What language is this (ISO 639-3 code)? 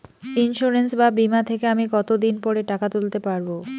ben